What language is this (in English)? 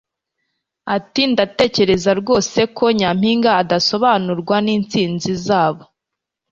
Kinyarwanda